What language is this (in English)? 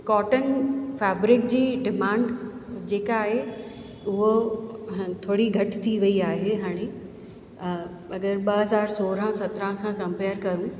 Sindhi